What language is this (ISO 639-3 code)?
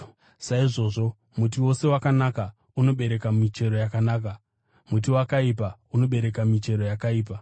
sna